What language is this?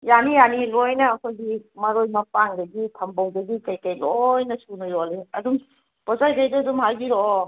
Manipuri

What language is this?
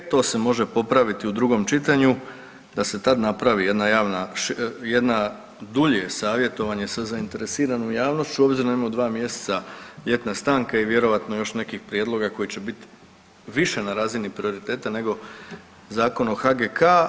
Croatian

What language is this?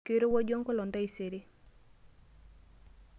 Masai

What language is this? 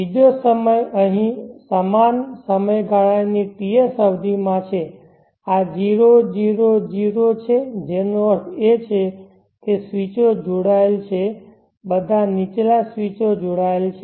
Gujarati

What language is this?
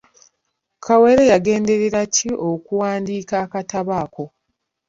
Ganda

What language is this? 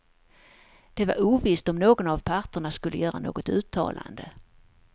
Swedish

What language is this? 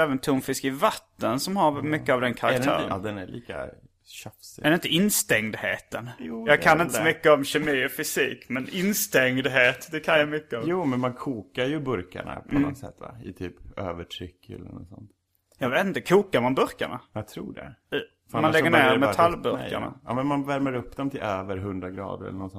Swedish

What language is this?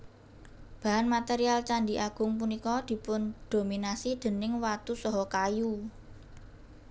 Javanese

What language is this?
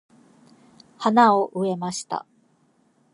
Japanese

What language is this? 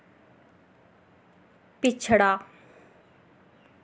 Dogri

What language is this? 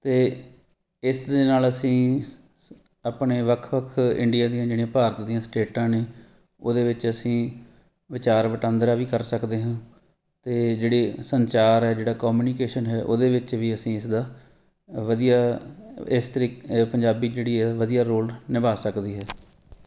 Punjabi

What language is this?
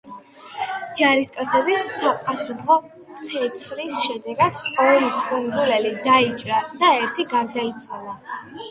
Georgian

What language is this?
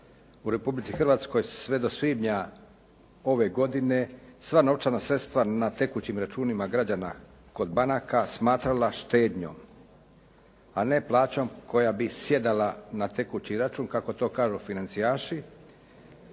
Croatian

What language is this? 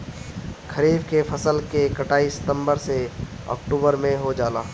Bhojpuri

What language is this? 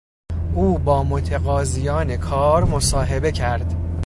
Persian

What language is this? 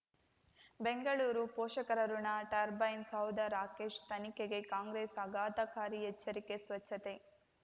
Kannada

